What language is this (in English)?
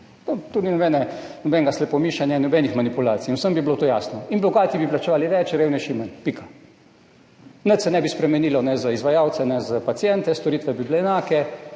Slovenian